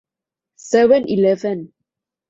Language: Thai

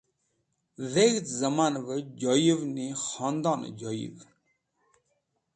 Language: Wakhi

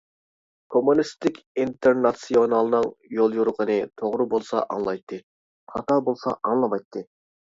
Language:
Uyghur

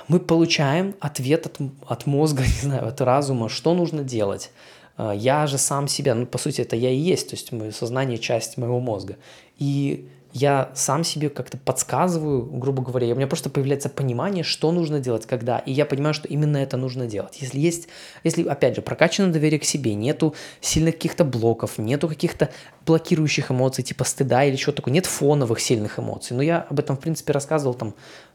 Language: Russian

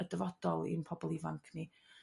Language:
Welsh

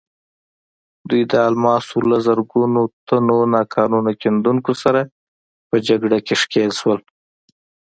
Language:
Pashto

